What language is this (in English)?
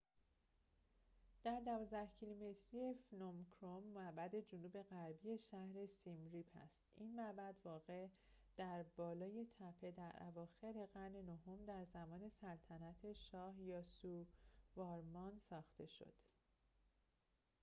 Persian